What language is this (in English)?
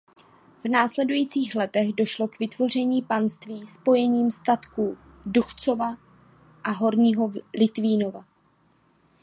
Czech